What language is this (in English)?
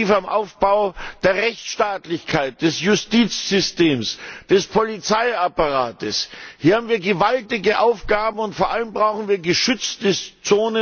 German